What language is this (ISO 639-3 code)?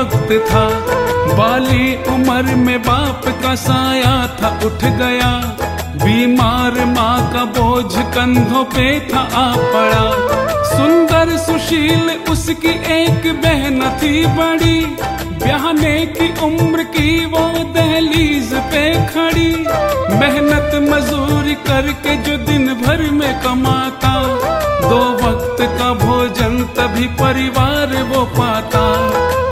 hin